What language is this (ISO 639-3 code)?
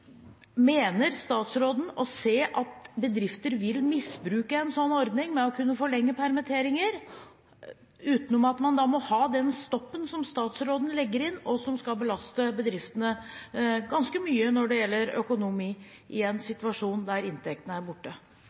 nob